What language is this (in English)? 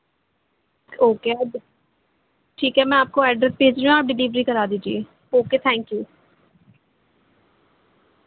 Urdu